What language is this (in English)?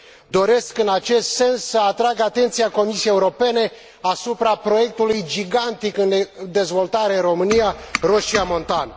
Romanian